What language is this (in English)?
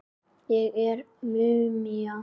Icelandic